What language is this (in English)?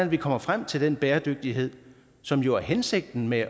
Danish